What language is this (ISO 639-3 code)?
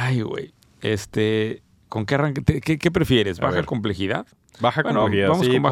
spa